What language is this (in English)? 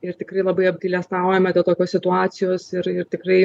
Lithuanian